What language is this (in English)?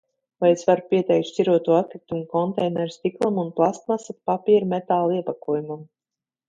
Latvian